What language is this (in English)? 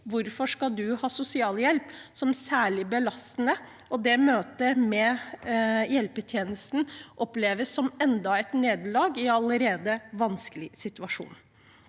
Norwegian